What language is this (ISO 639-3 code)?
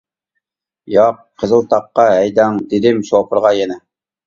uig